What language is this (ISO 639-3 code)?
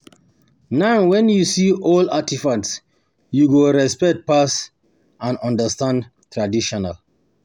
pcm